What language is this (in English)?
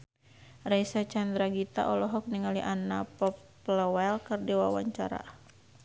Sundanese